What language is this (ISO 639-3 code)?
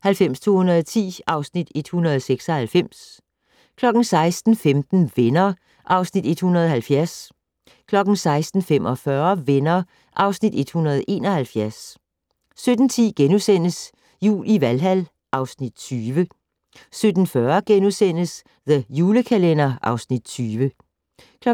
dan